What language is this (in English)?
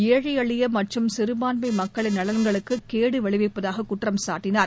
Tamil